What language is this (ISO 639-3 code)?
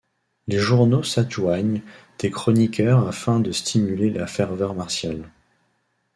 fra